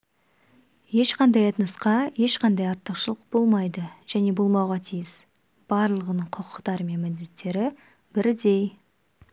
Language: Kazakh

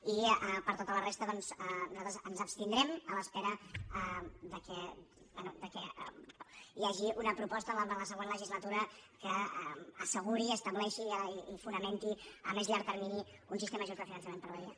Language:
Catalan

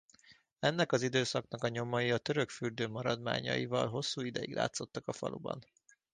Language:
Hungarian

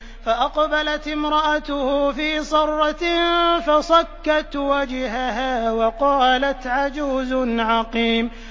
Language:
Arabic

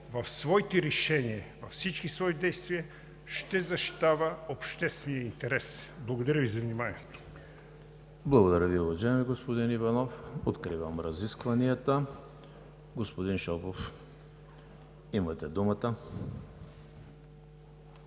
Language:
Bulgarian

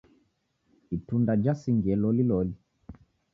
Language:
Taita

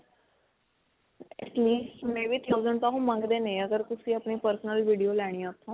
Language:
Punjabi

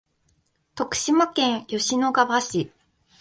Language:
Japanese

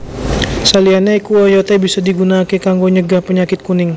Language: Javanese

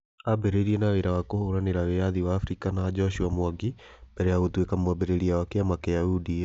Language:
Kikuyu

